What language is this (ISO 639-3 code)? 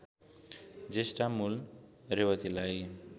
nep